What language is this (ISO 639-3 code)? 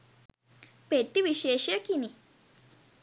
sin